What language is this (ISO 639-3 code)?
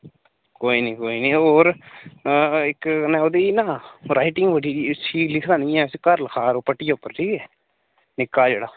doi